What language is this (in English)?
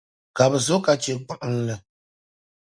Dagbani